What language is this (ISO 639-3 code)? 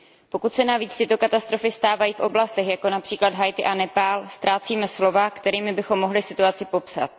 ces